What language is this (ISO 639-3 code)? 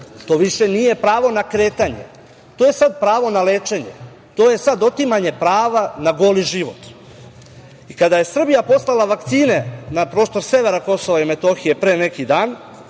srp